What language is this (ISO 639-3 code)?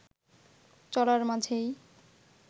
ben